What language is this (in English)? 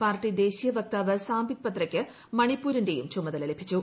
Malayalam